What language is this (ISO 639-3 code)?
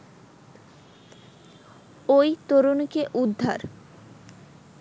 ben